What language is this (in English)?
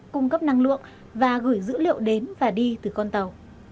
Vietnamese